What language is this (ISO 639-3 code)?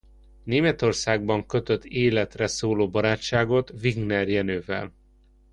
hun